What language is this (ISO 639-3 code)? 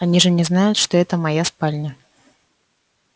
rus